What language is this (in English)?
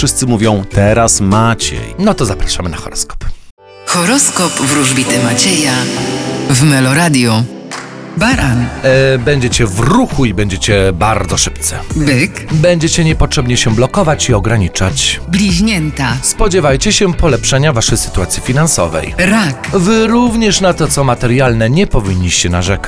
Polish